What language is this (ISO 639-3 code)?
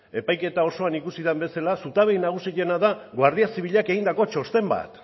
eus